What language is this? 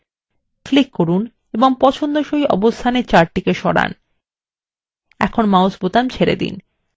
Bangla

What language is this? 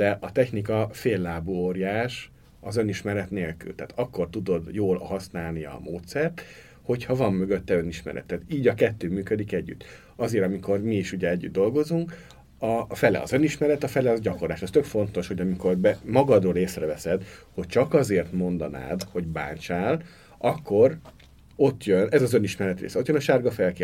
Hungarian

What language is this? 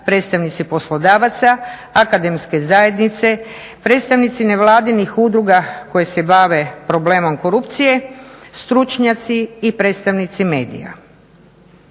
Croatian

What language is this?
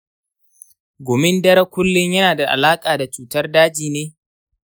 Hausa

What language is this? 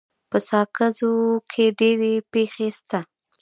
Pashto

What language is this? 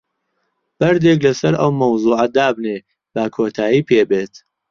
Central Kurdish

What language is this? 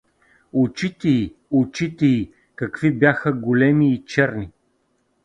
Bulgarian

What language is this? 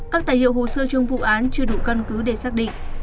Vietnamese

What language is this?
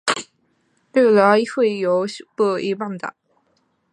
Chinese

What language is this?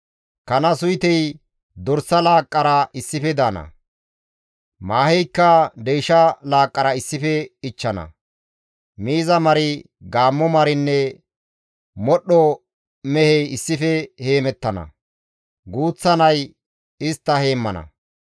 Gamo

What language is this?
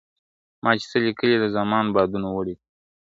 Pashto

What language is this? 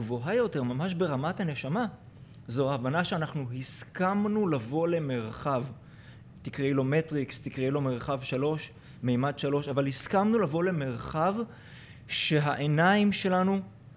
Hebrew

